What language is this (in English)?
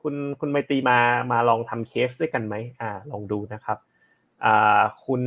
Thai